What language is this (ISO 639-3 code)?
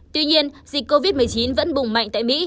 vie